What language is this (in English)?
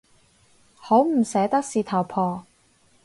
Cantonese